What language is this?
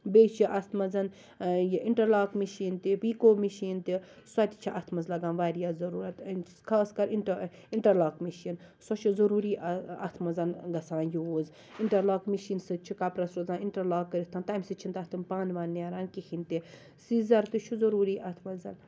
Kashmiri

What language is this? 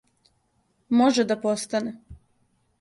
Serbian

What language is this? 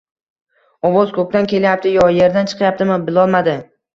Uzbek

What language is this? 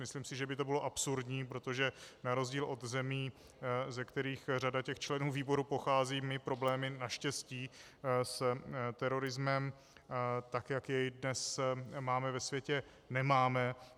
Czech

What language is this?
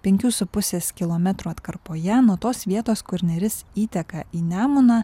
Lithuanian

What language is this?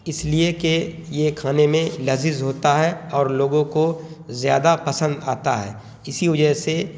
Urdu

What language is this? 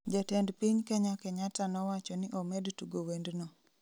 Luo (Kenya and Tanzania)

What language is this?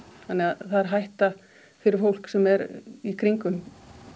Icelandic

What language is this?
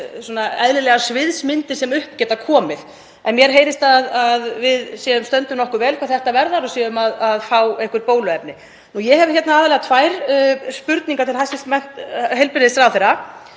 Icelandic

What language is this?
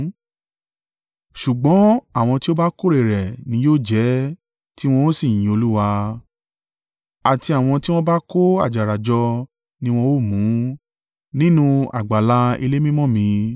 Yoruba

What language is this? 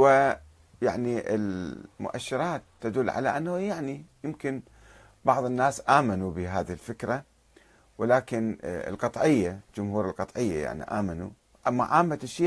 Arabic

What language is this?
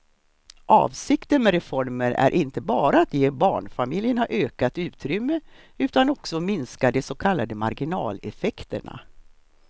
Swedish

